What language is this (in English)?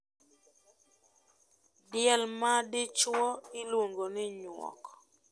Luo (Kenya and Tanzania)